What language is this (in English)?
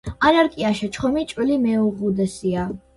Georgian